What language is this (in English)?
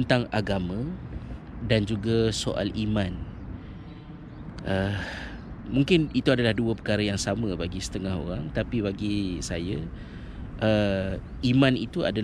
Malay